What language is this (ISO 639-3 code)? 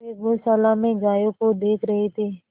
hin